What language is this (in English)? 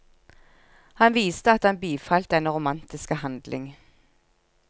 Norwegian